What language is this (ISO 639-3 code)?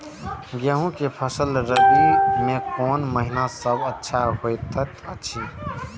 mai